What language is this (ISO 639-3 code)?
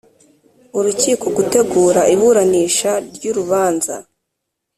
kin